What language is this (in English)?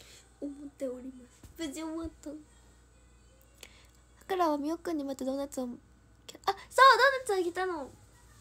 Japanese